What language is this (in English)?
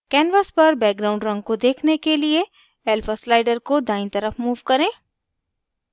Hindi